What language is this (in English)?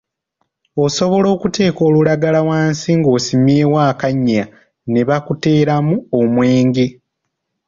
Ganda